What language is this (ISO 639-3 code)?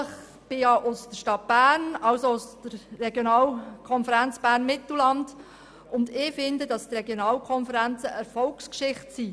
gsw